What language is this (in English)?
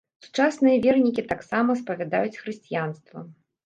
Belarusian